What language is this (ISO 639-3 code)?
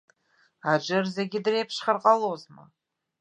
abk